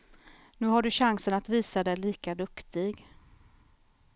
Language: Swedish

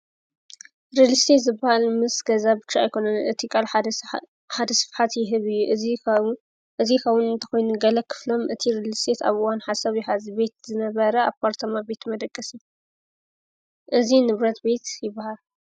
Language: Tigrinya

